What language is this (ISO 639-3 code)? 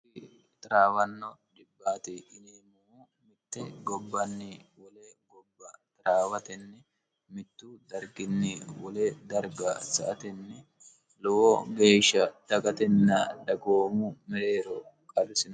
sid